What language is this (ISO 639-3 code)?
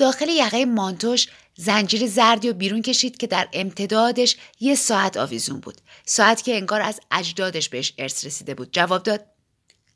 fas